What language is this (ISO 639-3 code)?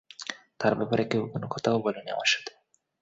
ben